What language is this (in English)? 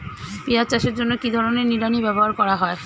Bangla